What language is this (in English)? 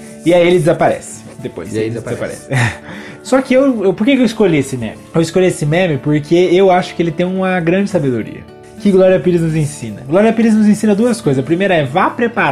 Portuguese